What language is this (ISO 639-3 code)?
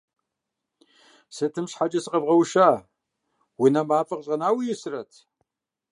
kbd